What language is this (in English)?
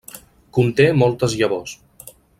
Catalan